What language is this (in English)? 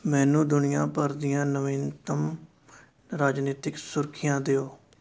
Punjabi